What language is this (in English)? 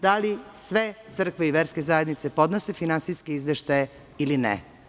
Serbian